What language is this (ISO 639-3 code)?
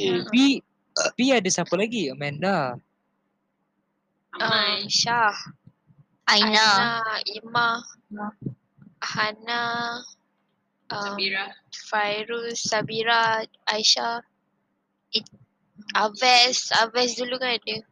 msa